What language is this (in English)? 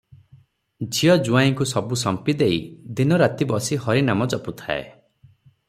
Odia